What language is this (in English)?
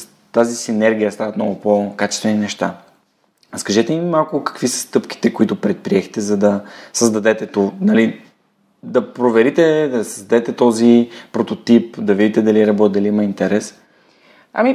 Bulgarian